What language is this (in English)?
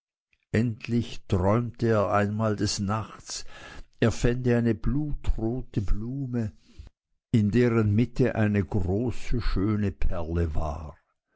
German